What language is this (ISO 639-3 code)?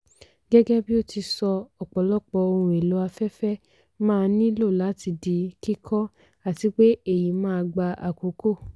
yor